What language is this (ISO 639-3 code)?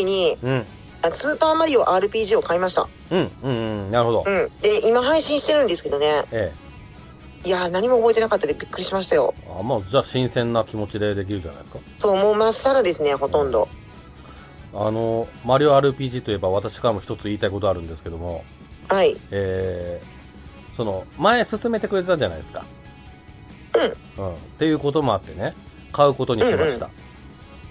jpn